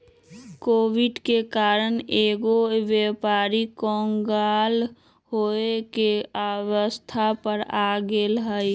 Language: Magahi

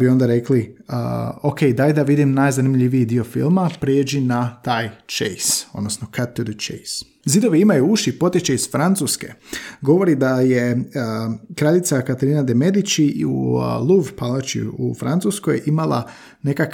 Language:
Croatian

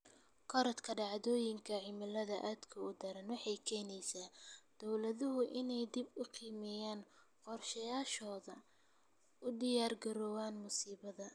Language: Somali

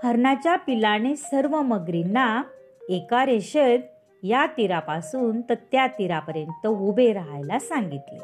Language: Marathi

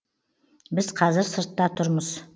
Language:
Kazakh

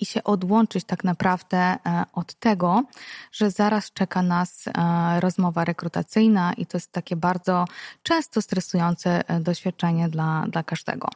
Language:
Polish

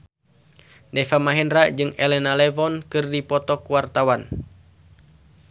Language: Sundanese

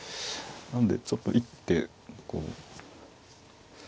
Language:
Japanese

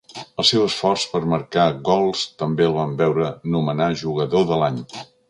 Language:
Catalan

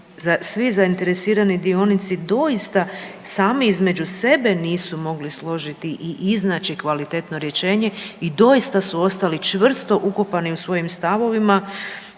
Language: Croatian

